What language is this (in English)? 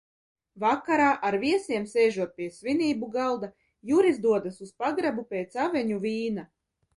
Latvian